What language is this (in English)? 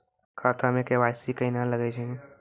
Maithili